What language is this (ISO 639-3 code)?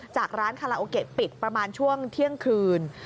tha